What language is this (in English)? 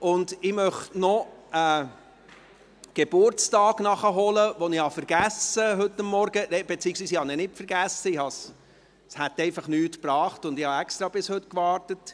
Swiss German